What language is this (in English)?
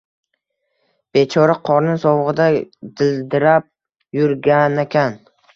Uzbek